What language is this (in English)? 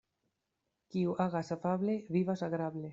Esperanto